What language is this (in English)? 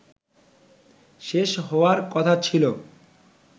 Bangla